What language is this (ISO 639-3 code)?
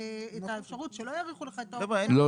heb